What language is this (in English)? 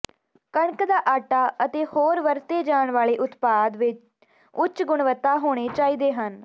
Punjabi